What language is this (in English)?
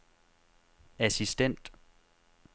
Danish